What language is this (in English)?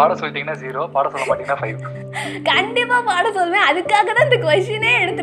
Tamil